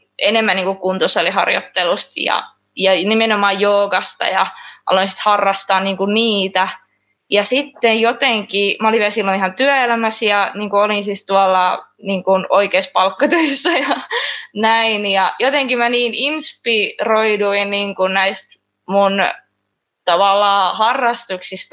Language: Finnish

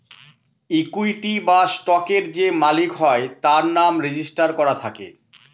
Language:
Bangla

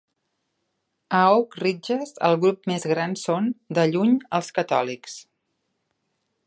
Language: Catalan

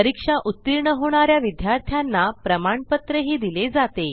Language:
Marathi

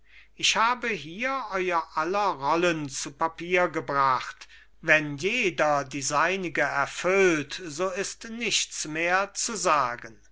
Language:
German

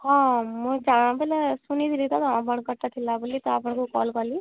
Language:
Odia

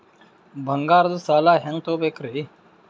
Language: Kannada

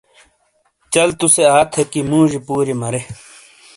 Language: Shina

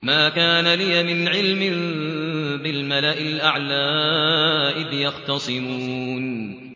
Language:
Arabic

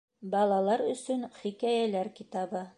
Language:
Bashkir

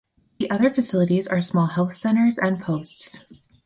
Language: English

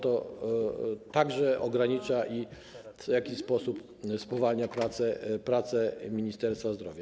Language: Polish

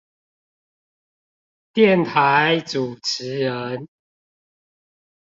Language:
Chinese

